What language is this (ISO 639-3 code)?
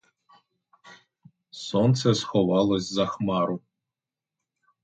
ukr